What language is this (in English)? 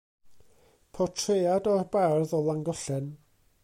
Welsh